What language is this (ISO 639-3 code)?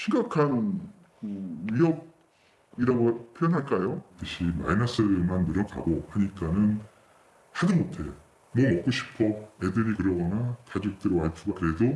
kor